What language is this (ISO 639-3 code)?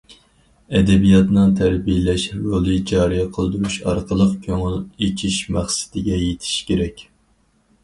uig